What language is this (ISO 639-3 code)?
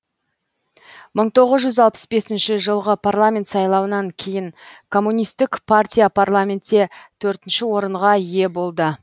kaz